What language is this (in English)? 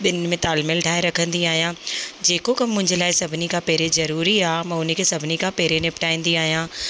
Sindhi